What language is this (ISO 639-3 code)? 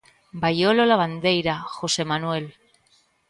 glg